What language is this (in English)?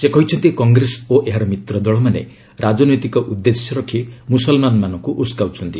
Odia